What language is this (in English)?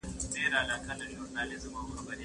Pashto